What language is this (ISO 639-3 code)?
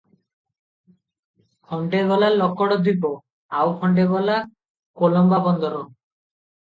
ori